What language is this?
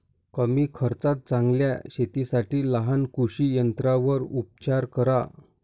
Marathi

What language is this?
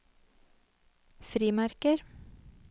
Norwegian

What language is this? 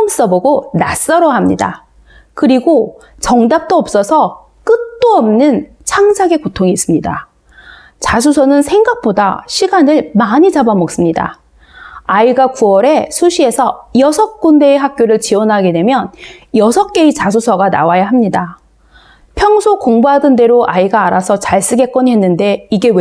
Korean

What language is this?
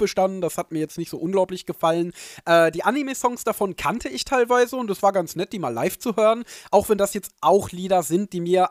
German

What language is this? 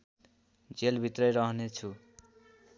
Nepali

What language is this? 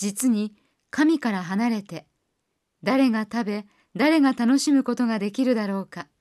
Japanese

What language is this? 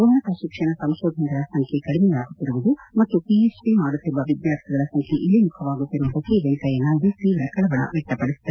Kannada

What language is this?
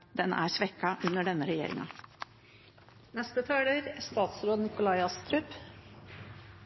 Norwegian Bokmål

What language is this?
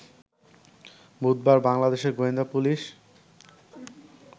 Bangla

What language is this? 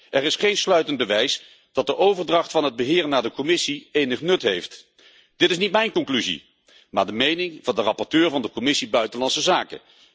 Dutch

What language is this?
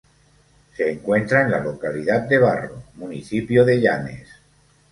Spanish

